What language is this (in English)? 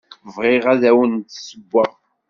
Kabyle